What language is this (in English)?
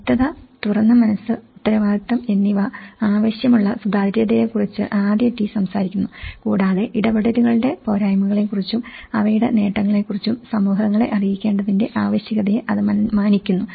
Malayalam